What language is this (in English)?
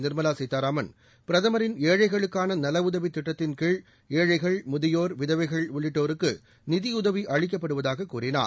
Tamil